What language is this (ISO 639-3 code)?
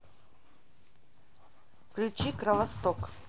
rus